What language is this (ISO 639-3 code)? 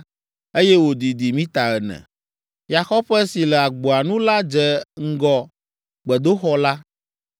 ewe